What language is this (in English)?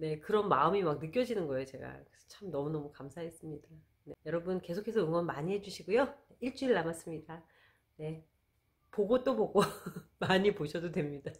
Korean